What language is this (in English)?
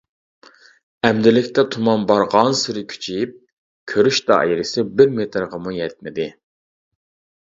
Uyghur